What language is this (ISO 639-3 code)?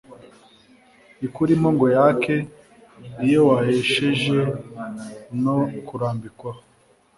kin